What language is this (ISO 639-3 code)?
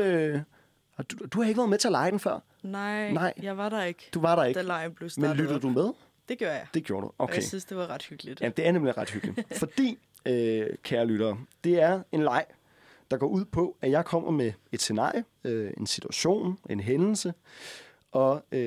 dan